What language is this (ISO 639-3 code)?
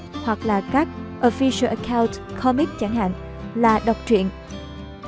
vie